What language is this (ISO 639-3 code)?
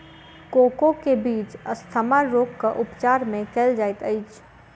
mai